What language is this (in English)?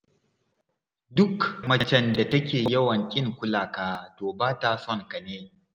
Hausa